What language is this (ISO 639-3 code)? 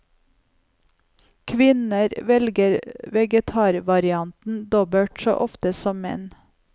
nor